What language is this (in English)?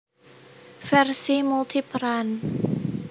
Javanese